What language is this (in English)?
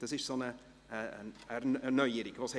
Swiss German